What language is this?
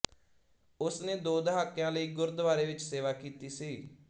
Punjabi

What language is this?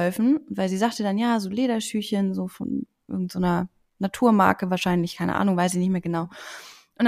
German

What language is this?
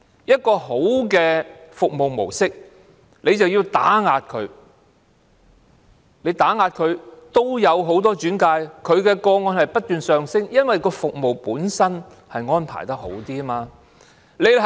Cantonese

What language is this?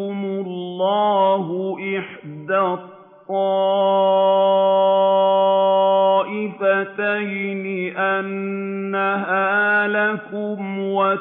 Arabic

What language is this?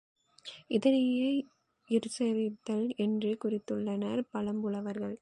Tamil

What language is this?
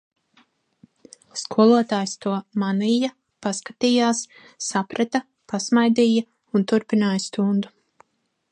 Latvian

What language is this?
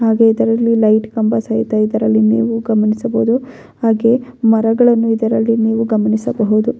Kannada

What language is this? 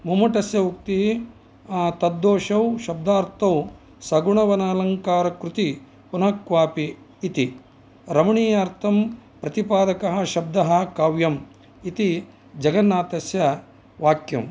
Sanskrit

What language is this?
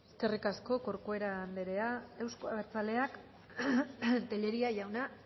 Basque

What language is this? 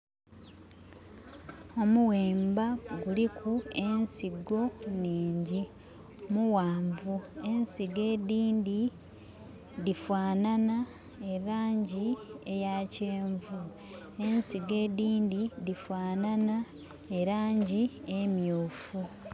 Soga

